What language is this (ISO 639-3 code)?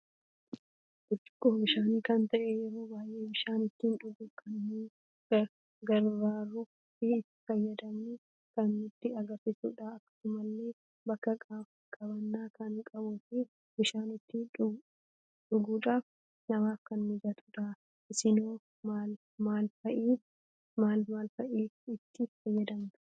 orm